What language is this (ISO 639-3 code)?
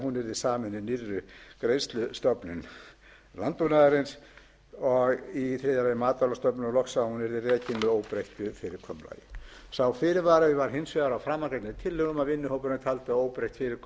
isl